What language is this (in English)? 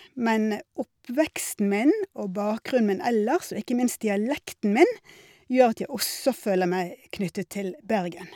Norwegian